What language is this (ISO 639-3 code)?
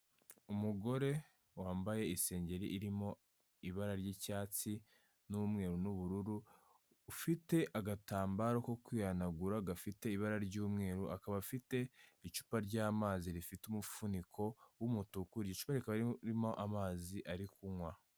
kin